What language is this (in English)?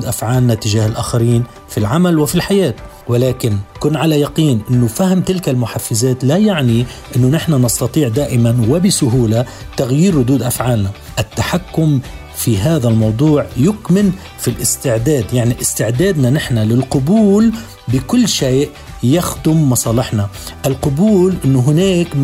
Arabic